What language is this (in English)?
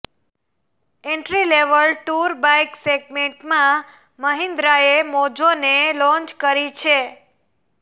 Gujarati